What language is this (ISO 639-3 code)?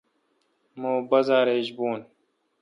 xka